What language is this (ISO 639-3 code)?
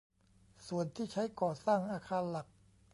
tha